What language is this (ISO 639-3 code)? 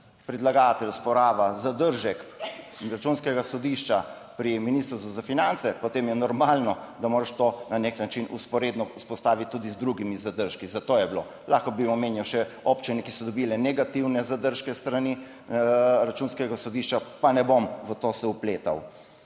slv